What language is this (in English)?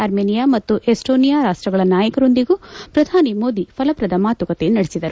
Kannada